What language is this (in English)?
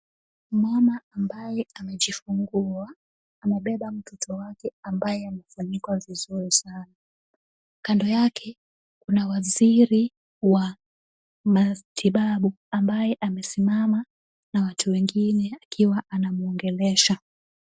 Swahili